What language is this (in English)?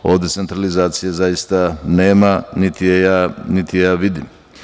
Serbian